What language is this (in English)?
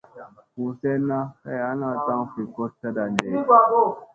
Musey